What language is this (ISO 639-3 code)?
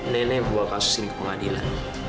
ind